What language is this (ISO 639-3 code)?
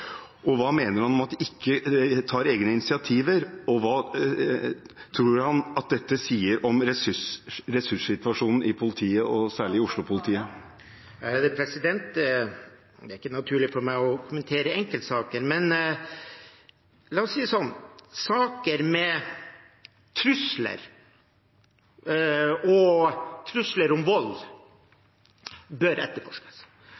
nob